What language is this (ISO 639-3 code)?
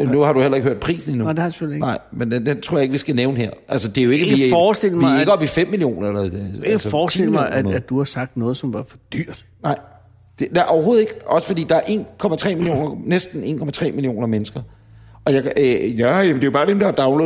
dan